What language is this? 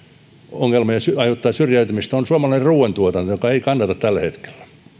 Finnish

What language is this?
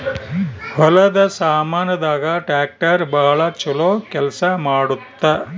Kannada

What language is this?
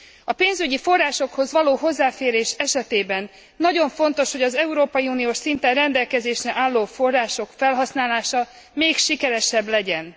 Hungarian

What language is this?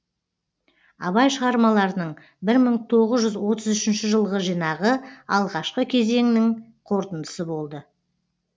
Kazakh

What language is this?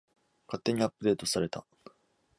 Japanese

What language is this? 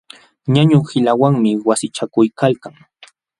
Jauja Wanca Quechua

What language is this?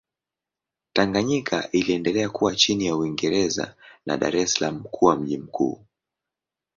Swahili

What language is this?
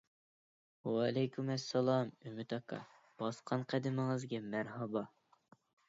Uyghur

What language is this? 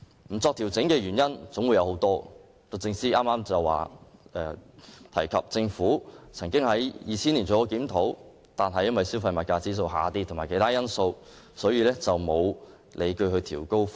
Cantonese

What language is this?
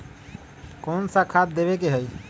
Magahi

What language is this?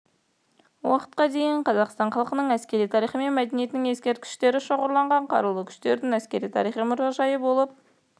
Kazakh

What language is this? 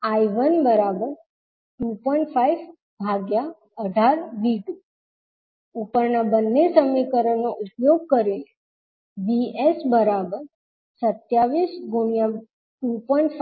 Gujarati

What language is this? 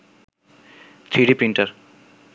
Bangla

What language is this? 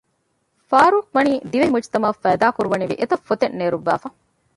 Divehi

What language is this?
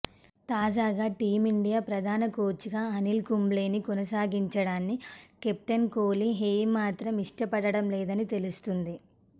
Telugu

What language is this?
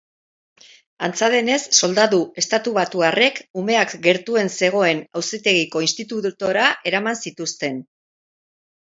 Basque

